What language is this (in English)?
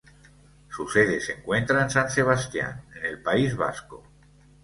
Spanish